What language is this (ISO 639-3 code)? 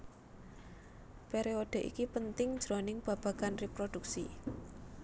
jav